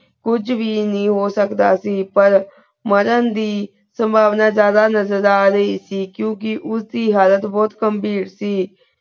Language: Punjabi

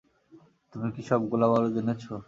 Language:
Bangla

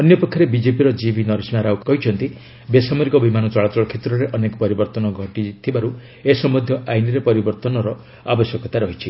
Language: Odia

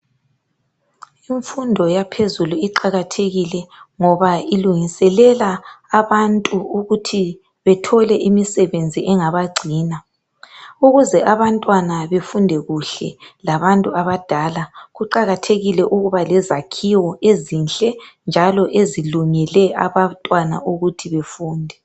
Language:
North Ndebele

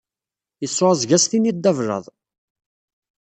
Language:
Kabyle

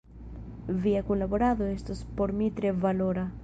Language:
Esperanto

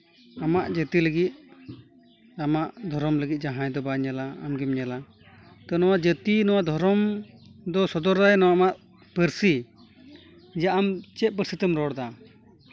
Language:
Santali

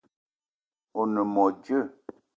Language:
Eton (Cameroon)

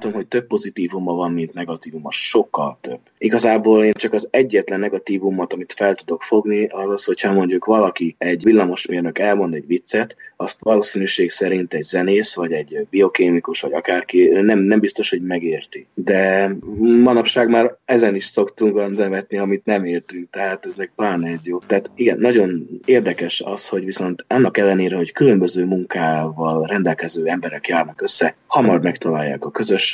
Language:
Hungarian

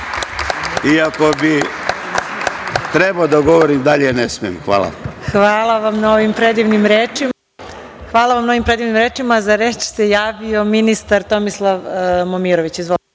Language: Serbian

